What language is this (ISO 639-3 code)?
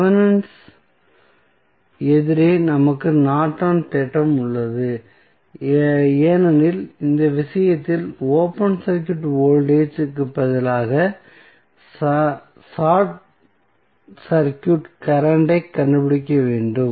tam